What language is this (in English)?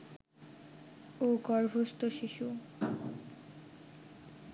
Bangla